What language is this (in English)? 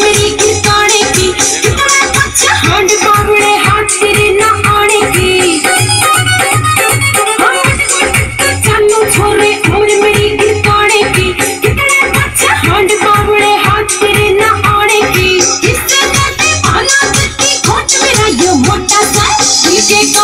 Arabic